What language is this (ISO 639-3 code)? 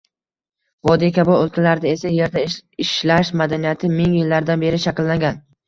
uzb